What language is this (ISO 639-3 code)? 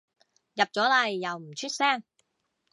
yue